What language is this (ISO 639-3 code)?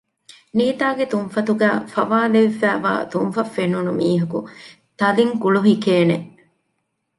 div